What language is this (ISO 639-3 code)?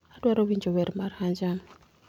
luo